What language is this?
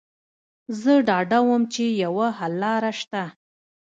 Pashto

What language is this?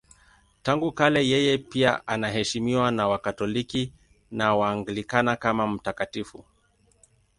Swahili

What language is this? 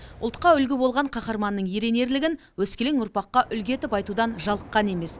Kazakh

